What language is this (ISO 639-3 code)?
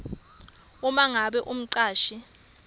ssw